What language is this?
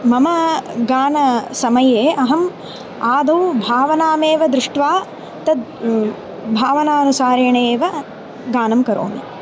Sanskrit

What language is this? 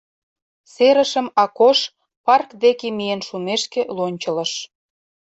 Mari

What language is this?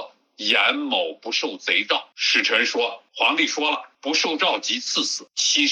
Chinese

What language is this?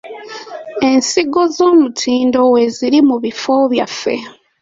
Ganda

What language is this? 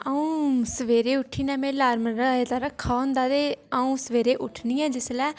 Dogri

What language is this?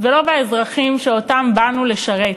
Hebrew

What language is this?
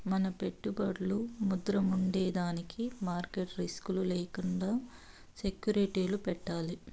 Telugu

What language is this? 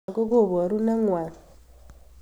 Kalenjin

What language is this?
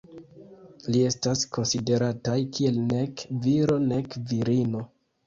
Esperanto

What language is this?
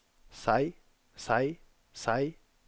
Norwegian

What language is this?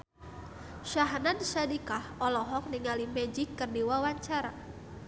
Sundanese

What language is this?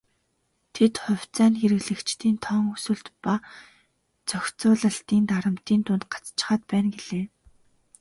Mongolian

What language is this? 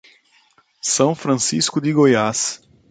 Portuguese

